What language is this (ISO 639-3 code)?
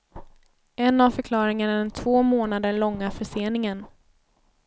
swe